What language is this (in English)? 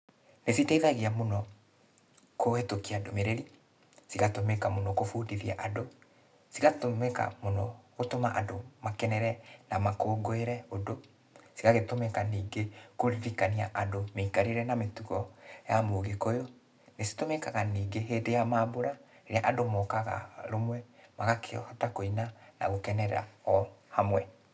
Kikuyu